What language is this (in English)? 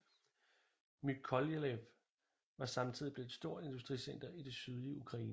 Danish